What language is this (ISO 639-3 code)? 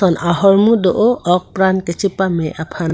mjw